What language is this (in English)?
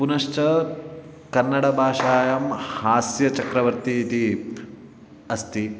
Sanskrit